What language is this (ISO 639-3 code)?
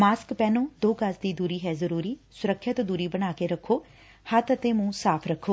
pan